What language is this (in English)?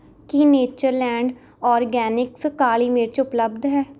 Punjabi